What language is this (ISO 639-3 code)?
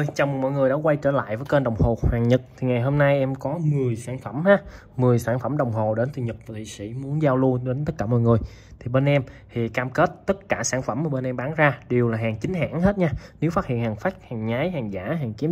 vie